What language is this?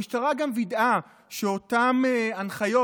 Hebrew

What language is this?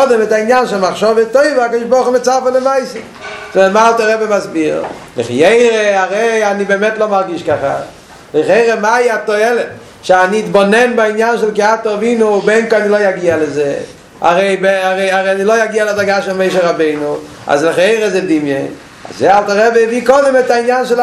Hebrew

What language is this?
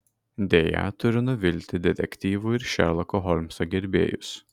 Lithuanian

